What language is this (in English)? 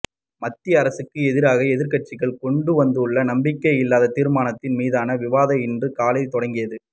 Tamil